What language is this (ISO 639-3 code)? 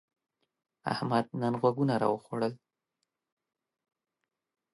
pus